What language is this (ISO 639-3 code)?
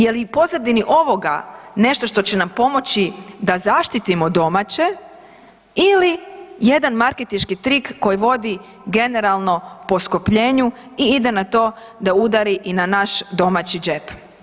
hrv